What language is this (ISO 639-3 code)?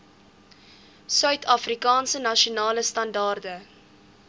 afr